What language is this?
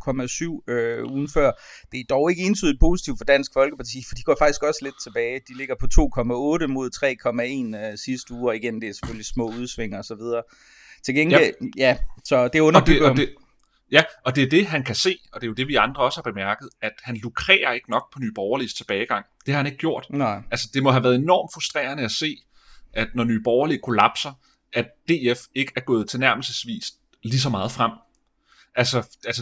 Danish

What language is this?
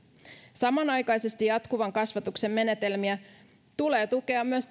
Finnish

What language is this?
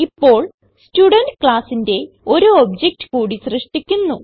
Malayalam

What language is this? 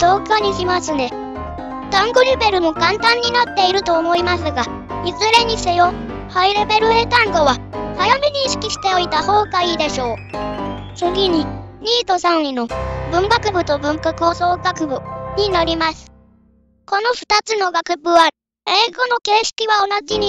Japanese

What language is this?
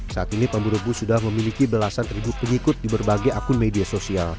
Indonesian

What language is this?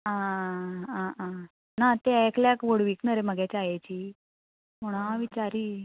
Konkani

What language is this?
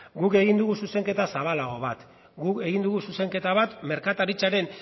Basque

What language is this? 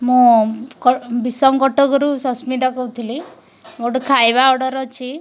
Odia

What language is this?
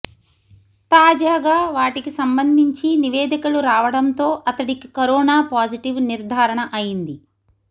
Telugu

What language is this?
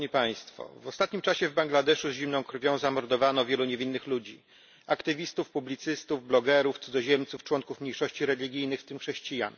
Polish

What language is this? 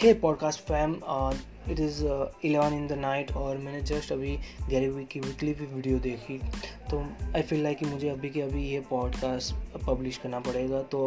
Hindi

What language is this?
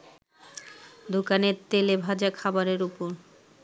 Bangla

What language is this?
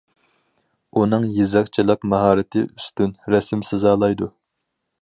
Uyghur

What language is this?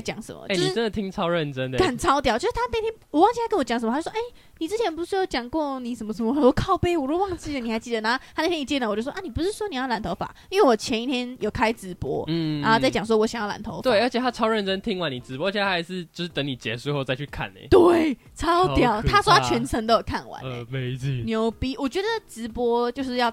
Chinese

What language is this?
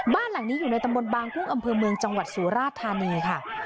Thai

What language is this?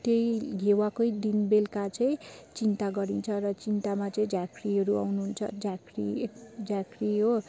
Nepali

